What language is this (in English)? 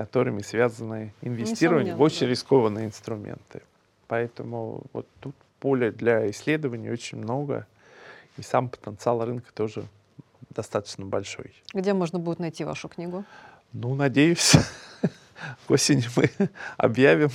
Russian